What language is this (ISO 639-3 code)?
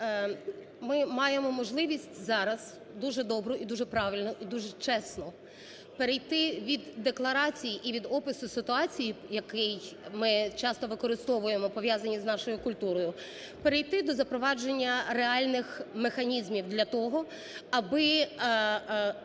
ukr